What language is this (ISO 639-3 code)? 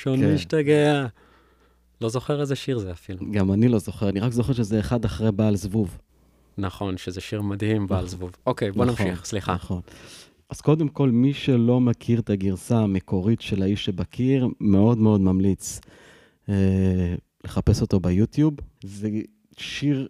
heb